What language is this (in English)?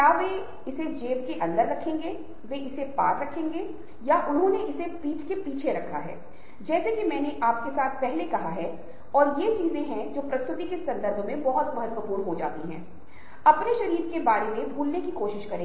Hindi